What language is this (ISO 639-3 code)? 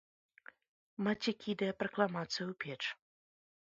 bel